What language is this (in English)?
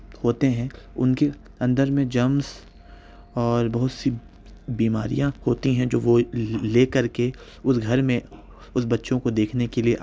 Urdu